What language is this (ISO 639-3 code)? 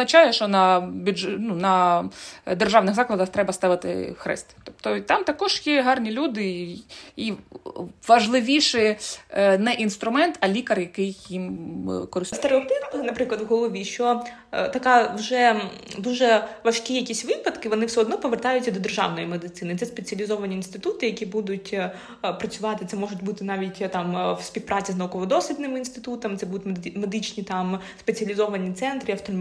ukr